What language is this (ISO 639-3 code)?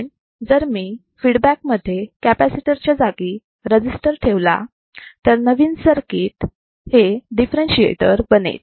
mar